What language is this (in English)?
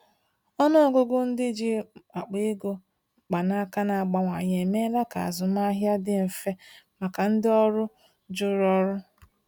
Igbo